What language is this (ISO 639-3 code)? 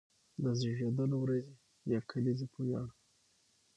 pus